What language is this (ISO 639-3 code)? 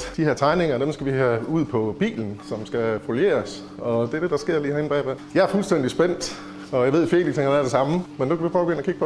dan